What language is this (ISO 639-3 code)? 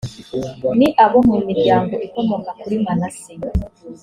kin